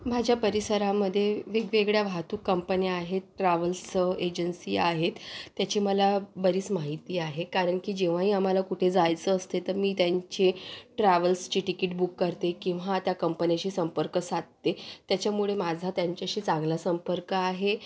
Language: Marathi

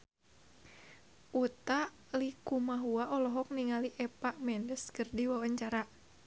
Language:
Sundanese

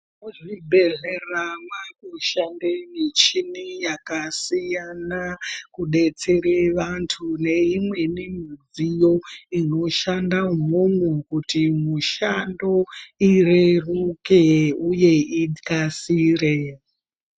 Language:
Ndau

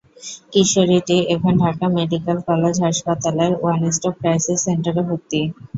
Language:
Bangla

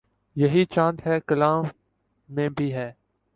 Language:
Urdu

